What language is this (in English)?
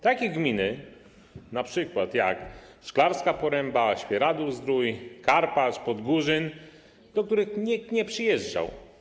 Polish